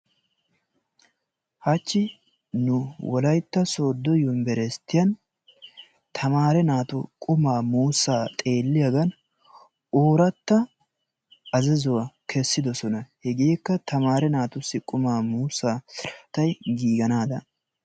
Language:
Wolaytta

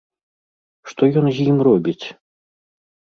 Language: Belarusian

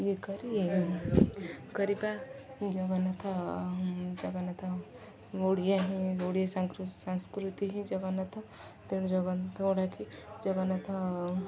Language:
Odia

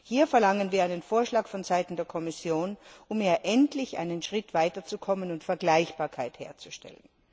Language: German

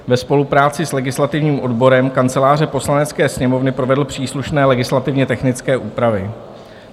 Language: Czech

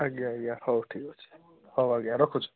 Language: Odia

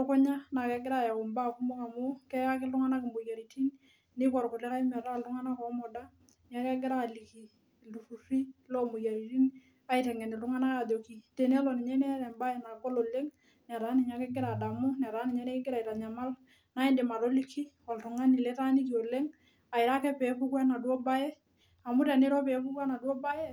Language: Masai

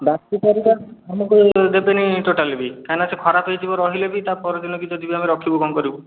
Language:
Odia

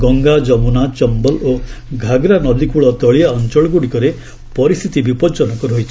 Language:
Odia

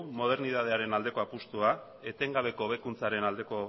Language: Basque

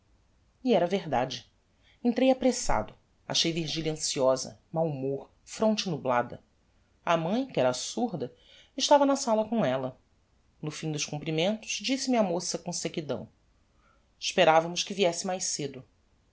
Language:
Portuguese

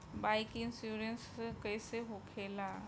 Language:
Bhojpuri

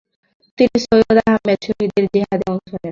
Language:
Bangla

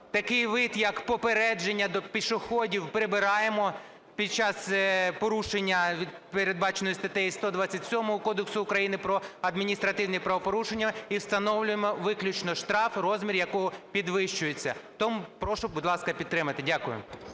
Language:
Ukrainian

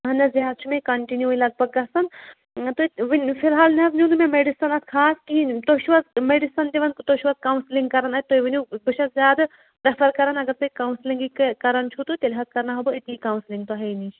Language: Kashmiri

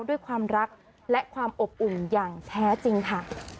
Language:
Thai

